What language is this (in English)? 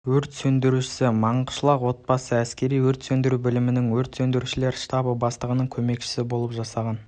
Kazakh